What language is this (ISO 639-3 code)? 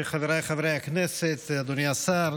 heb